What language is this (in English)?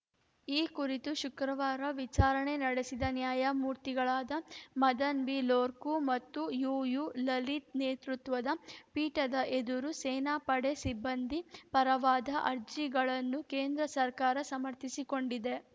Kannada